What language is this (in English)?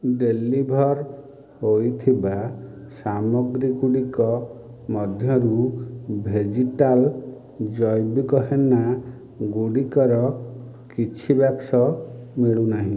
Odia